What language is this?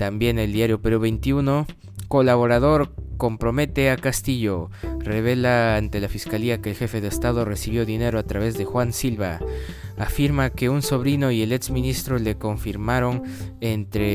Spanish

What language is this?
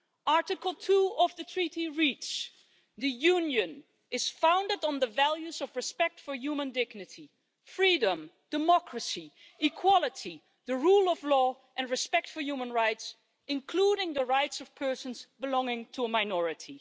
English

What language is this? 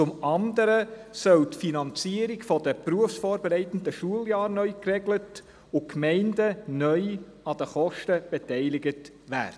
Swiss German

